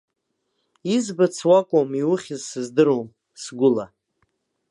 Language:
Abkhazian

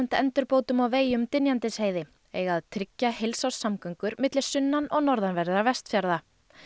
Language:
Icelandic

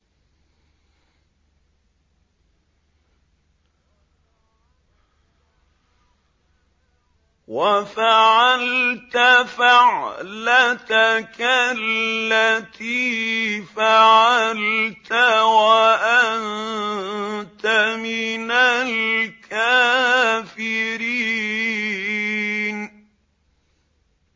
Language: Arabic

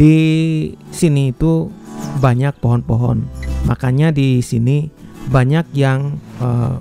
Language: Indonesian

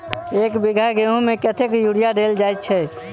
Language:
Maithili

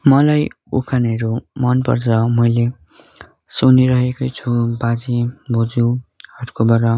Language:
Nepali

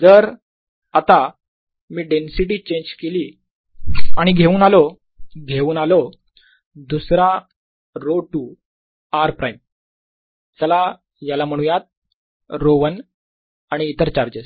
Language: Marathi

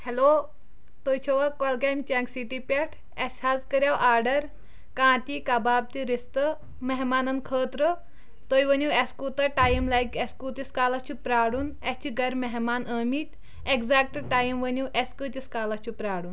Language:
Kashmiri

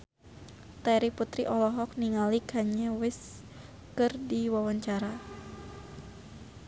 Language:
Sundanese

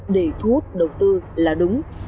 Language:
Vietnamese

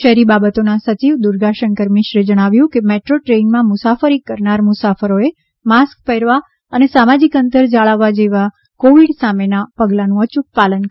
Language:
Gujarati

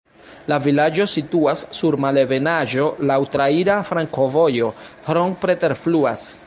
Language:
Esperanto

